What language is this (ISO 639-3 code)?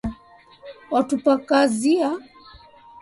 swa